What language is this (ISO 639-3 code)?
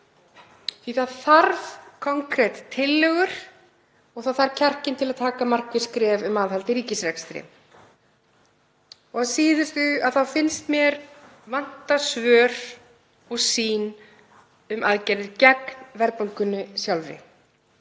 isl